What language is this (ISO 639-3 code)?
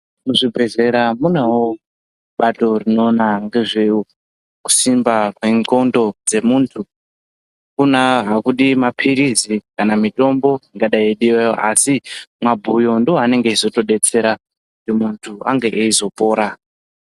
ndc